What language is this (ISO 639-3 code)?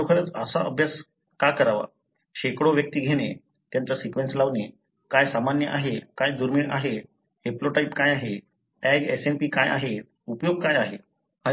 mar